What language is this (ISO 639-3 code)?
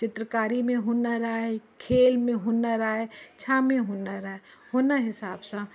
snd